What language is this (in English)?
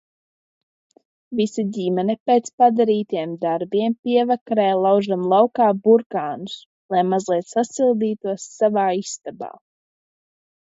Latvian